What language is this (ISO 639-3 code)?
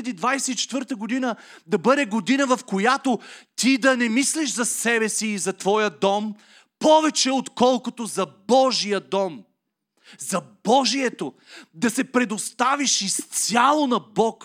bul